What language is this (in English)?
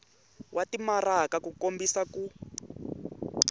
Tsonga